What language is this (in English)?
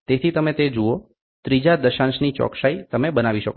Gujarati